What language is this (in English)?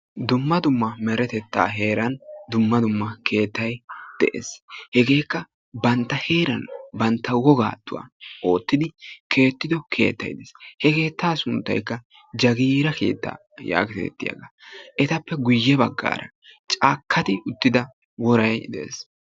Wolaytta